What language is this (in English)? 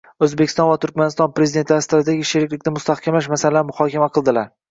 Uzbek